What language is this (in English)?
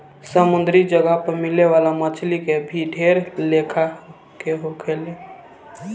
Bhojpuri